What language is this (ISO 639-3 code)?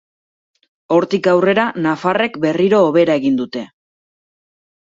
eus